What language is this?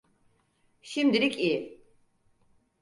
Turkish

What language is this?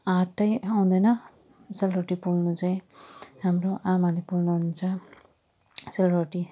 Nepali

